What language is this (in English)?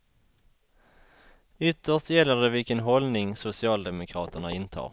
Swedish